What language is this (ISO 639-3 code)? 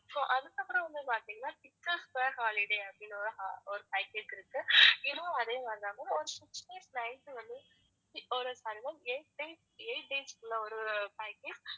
tam